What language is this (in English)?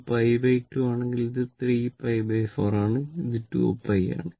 Malayalam